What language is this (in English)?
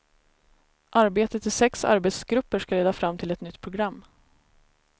Swedish